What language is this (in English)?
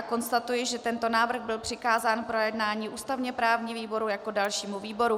Czech